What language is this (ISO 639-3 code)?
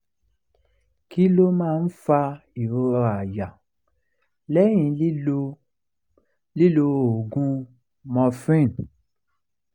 yor